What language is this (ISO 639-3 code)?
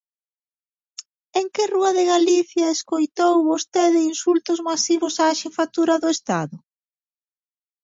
glg